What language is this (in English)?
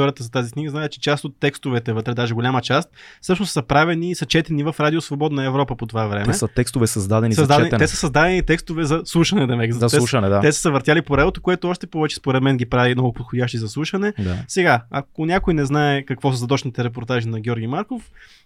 Bulgarian